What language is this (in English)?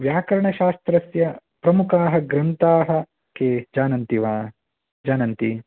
Sanskrit